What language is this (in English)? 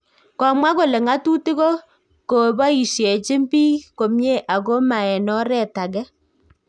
Kalenjin